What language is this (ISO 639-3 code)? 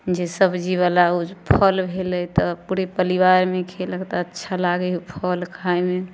mai